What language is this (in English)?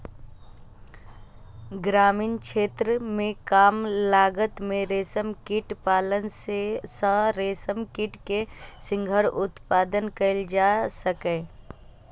Maithili